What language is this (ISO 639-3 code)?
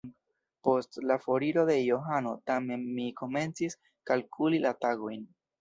epo